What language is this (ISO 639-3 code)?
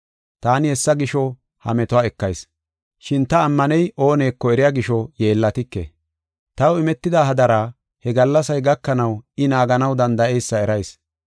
gof